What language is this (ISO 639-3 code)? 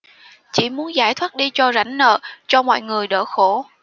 vie